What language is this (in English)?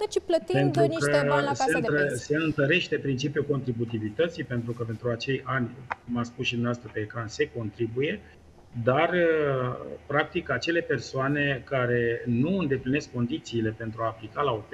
Romanian